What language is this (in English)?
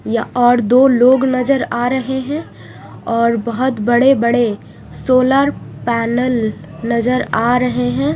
Hindi